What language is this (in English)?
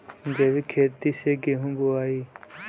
Bhojpuri